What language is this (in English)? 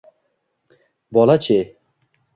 Uzbek